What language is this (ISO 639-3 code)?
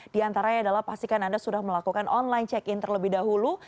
ind